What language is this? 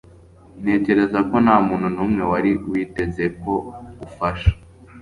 Kinyarwanda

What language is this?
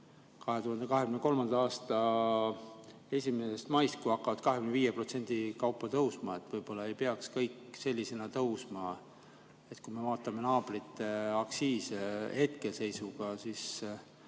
Estonian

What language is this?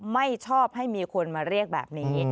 Thai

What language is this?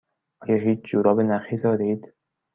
Persian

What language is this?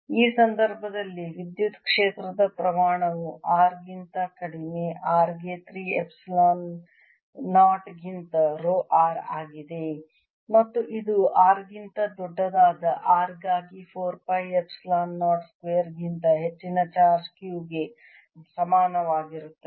Kannada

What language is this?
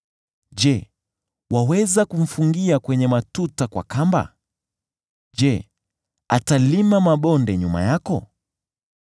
Swahili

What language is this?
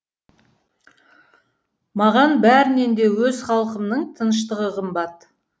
Kazakh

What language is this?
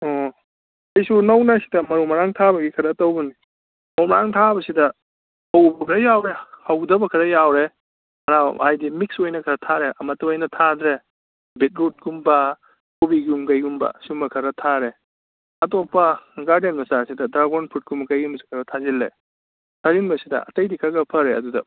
Manipuri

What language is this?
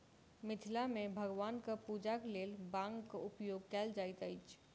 Maithili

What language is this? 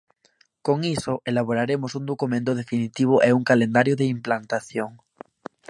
Galician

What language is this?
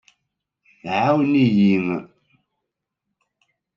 Kabyle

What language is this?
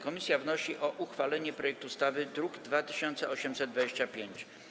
Polish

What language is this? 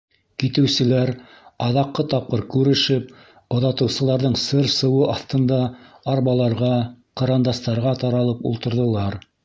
Bashkir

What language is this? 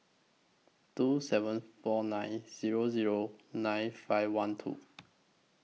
English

